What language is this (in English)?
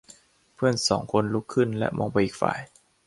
Thai